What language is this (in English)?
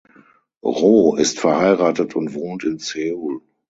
German